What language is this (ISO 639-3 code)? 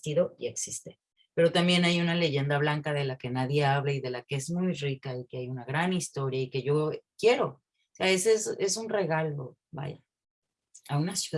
spa